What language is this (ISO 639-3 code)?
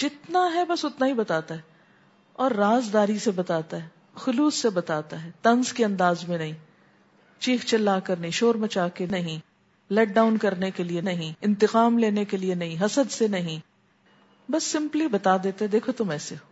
urd